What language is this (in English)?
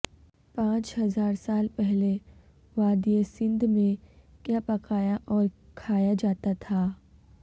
Urdu